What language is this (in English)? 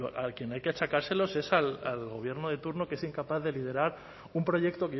Spanish